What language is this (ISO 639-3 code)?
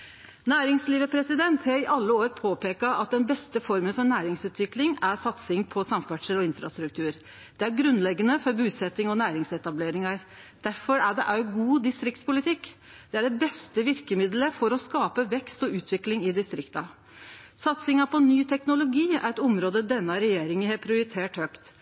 nno